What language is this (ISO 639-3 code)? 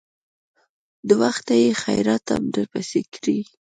pus